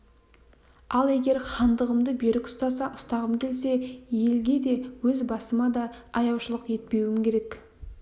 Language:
Kazakh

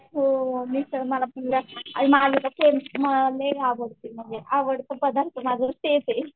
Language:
Marathi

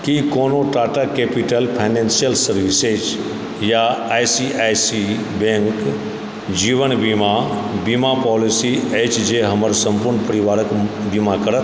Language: Maithili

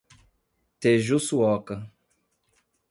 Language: Portuguese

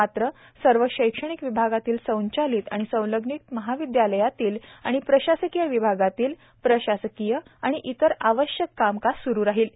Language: Marathi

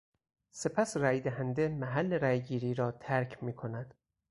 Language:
Persian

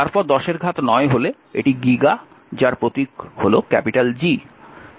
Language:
Bangla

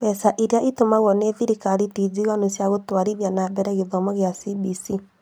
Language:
Kikuyu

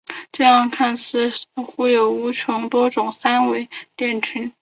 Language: Chinese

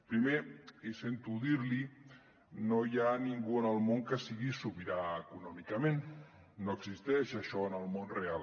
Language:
Catalan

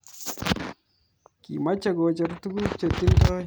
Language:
Kalenjin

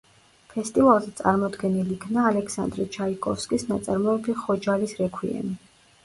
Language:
Georgian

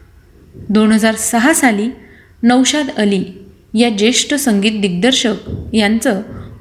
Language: Marathi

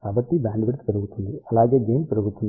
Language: Telugu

